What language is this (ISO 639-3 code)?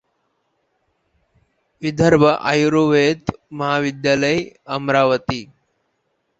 mar